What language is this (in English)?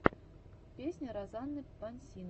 Russian